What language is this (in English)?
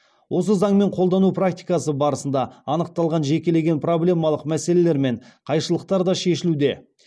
Kazakh